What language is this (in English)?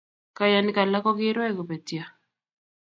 Kalenjin